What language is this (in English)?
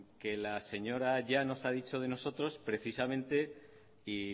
Spanish